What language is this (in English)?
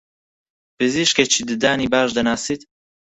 Central Kurdish